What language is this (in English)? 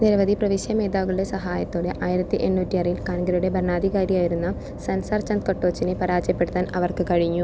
Malayalam